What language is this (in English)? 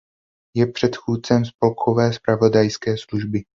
Czech